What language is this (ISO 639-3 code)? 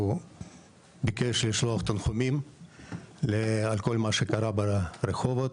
heb